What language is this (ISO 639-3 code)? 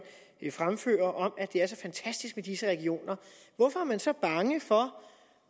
dan